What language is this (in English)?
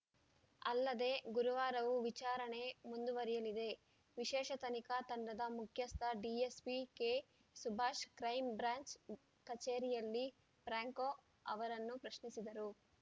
Kannada